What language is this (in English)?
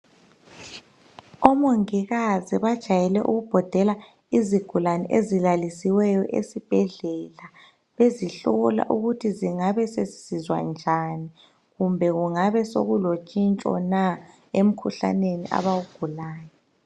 North Ndebele